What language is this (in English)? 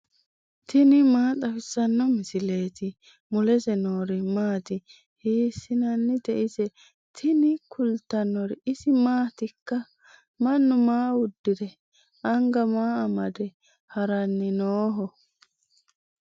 Sidamo